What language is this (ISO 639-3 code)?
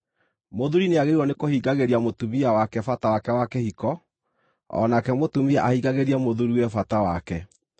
kik